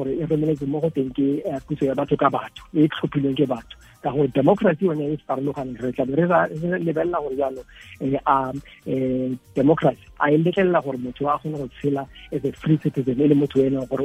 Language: Filipino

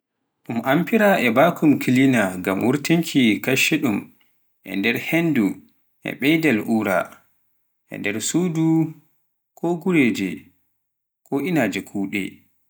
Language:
Pular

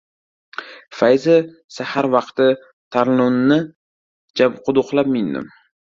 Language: Uzbek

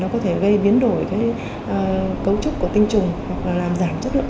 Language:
Vietnamese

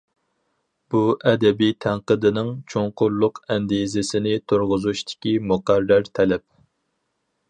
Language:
Uyghur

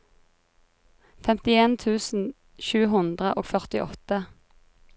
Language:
Norwegian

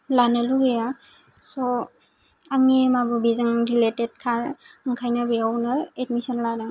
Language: Bodo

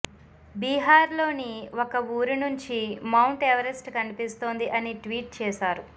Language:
Telugu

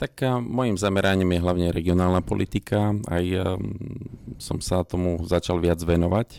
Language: Slovak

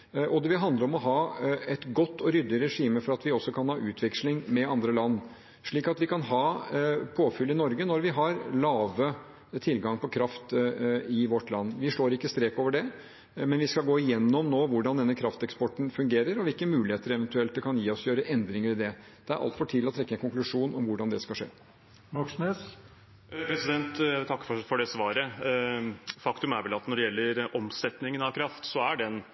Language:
Norwegian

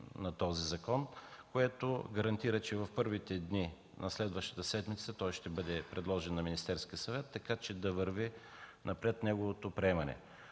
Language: Bulgarian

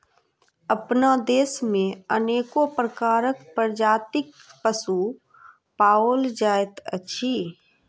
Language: Maithili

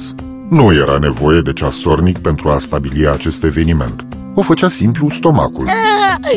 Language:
Romanian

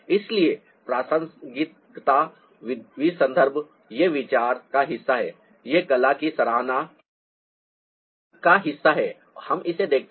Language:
Hindi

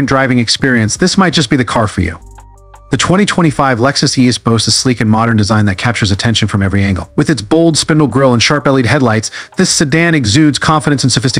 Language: English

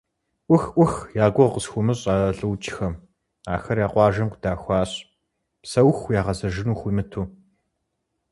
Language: Kabardian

